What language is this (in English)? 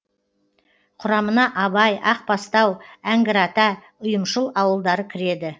Kazakh